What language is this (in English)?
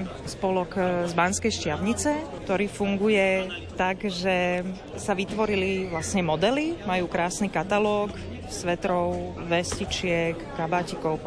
Slovak